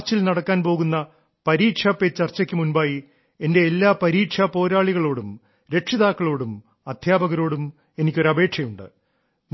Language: Malayalam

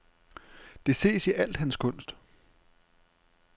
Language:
Danish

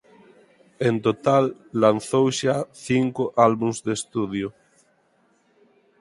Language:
Galician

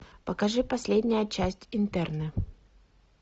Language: Russian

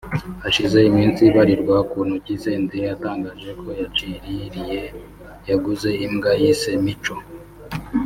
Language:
Kinyarwanda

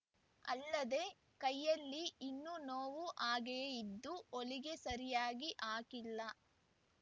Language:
Kannada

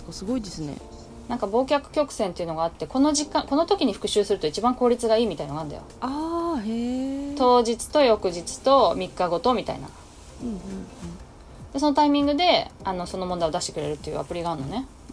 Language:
Japanese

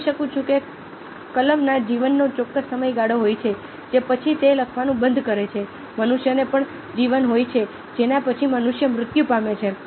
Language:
Gujarati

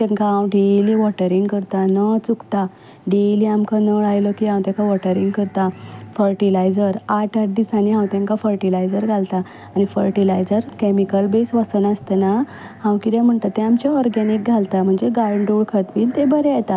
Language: Konkani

